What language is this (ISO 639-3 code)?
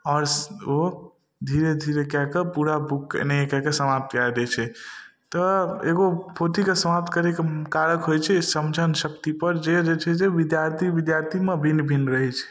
mai